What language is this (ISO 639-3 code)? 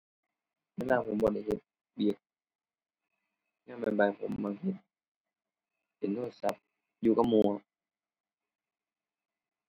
tha